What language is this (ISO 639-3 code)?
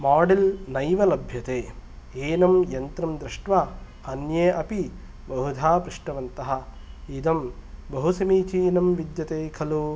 san